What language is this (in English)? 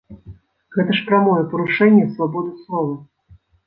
Belarusian